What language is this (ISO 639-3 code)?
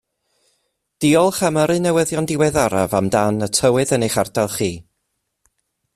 cym